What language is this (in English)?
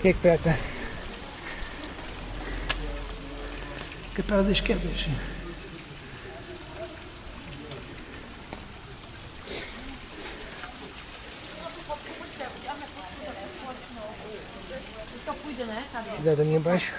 Portuguese